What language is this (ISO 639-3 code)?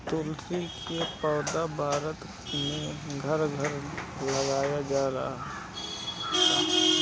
bho